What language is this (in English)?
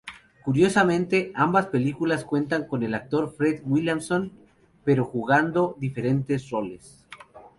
Spanish